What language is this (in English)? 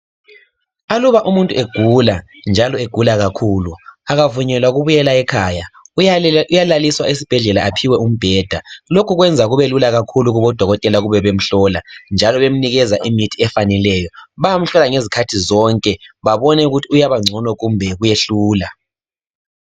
North Ndebele